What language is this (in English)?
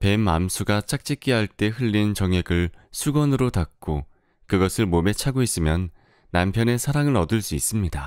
Korean